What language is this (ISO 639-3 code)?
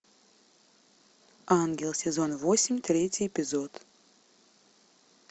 rus